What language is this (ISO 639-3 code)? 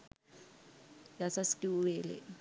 sin